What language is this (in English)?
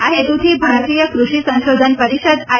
Gujarati